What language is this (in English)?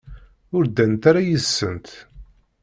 Kabyle